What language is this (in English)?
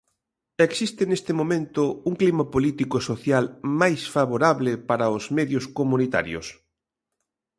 Galician